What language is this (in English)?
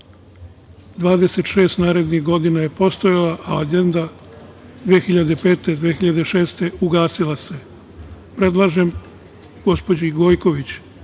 Serbian